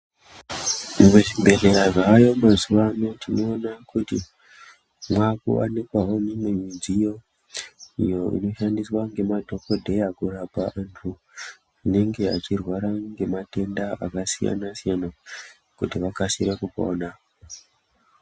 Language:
Ndau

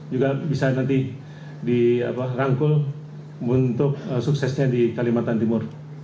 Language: Indonesian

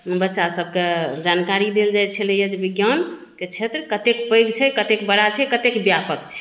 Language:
Maithili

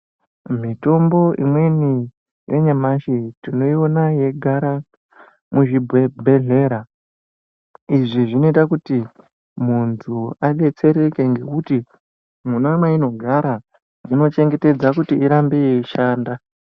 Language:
Ndau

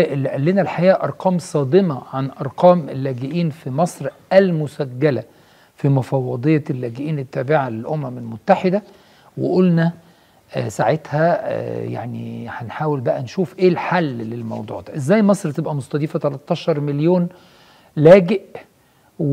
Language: Arabic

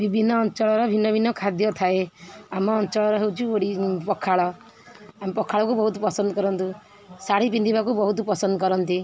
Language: Odia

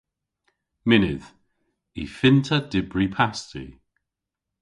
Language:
Cornish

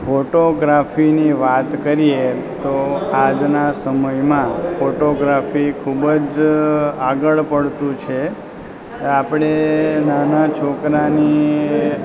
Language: Gujarati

